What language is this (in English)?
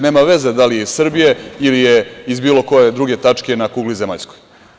Serbian